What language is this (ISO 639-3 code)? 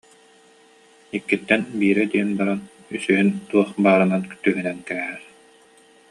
sah